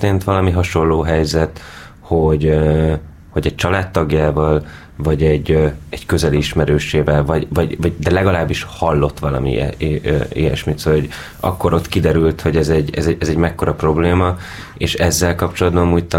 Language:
Hungarian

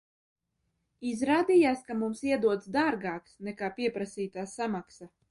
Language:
Latvian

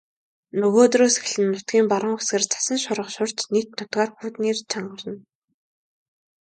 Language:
Mongolian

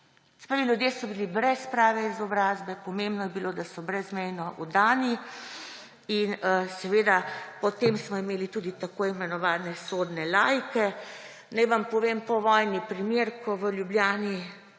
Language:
Slovenian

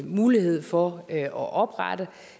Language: Danish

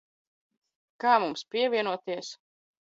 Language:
Latvian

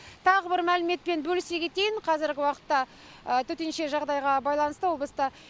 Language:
Kazakh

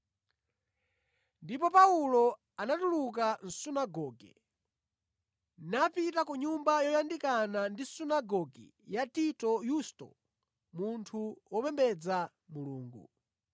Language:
Nyanja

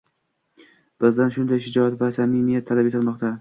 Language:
Uzbek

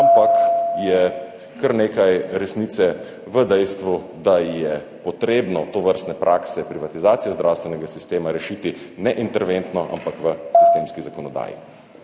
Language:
Slovenian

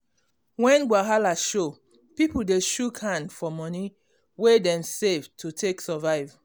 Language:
Nigerian Pidgin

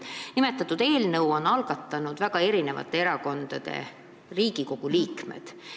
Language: Estonian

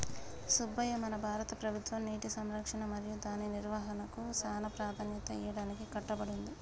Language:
Telugu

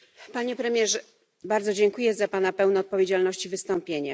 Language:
Polish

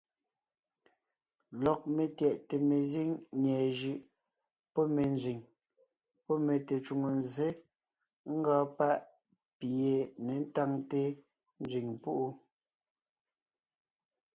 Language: Ngiemboon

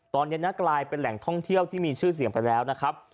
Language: Thai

